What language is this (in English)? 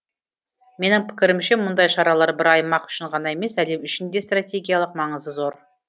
Kazakh